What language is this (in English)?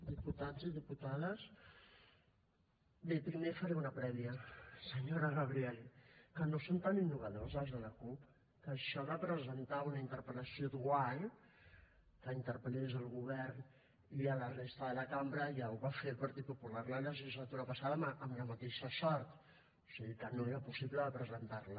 Catalan